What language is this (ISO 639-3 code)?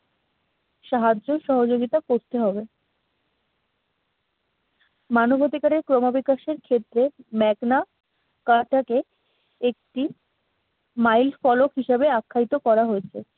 ben